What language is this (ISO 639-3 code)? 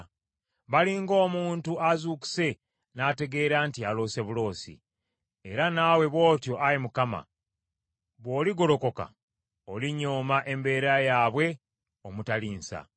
lug